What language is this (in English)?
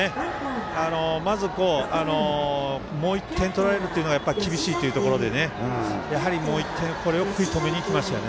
Japanese